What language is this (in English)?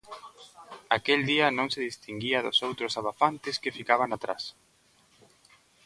Galician